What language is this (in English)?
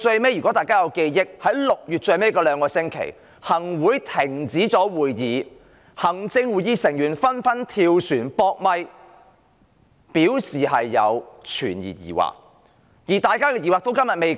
Cantonese